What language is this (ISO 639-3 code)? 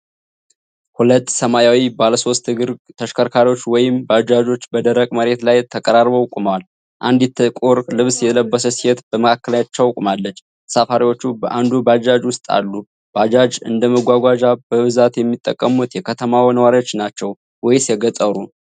amh